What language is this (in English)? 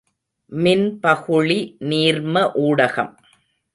Tamil